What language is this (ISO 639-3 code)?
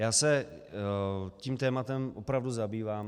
ces